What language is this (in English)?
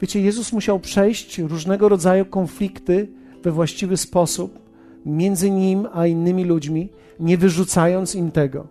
Polish